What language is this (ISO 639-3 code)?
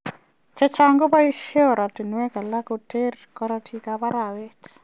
kln